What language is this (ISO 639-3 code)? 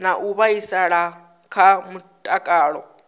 ven